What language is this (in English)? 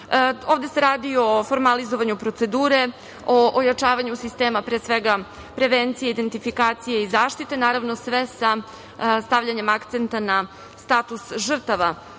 Serbian